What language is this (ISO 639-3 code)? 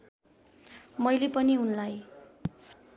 nep